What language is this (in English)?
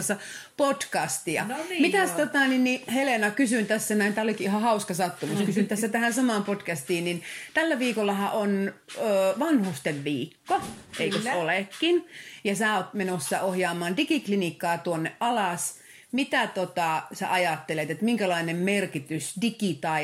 Finnish